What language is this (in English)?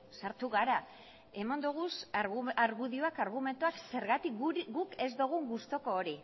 Basque